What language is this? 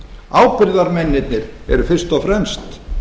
Icelandic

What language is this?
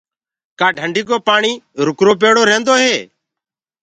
Gurgula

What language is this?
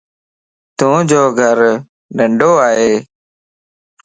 Lasi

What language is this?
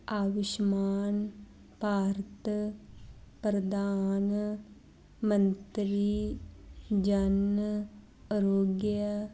Punjabi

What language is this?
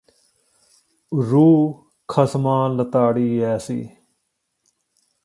Punjabi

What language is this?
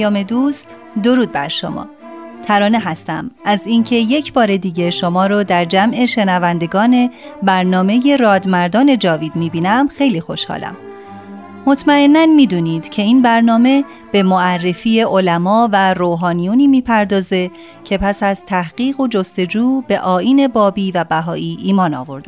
Persian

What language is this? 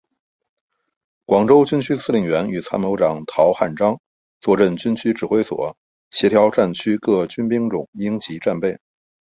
Chinese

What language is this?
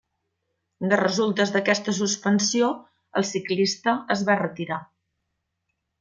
Catalan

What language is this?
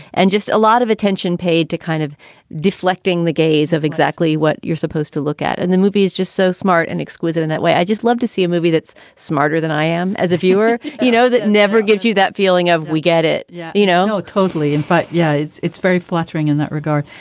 English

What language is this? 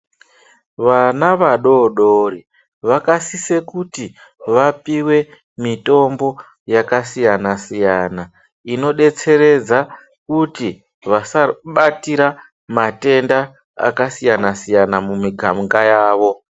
Ndau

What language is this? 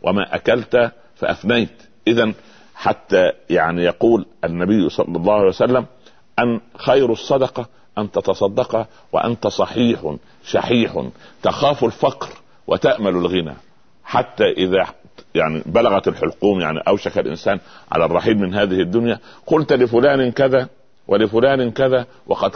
Arabic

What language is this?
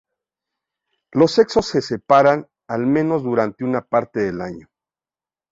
Spanish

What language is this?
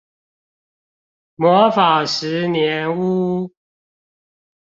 Chinese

